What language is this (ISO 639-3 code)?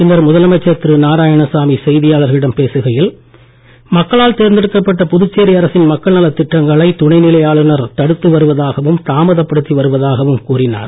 tam